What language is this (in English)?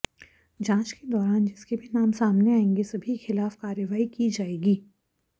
Hindi